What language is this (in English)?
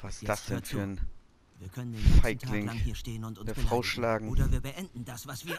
German